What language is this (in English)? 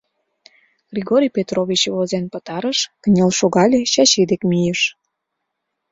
Mari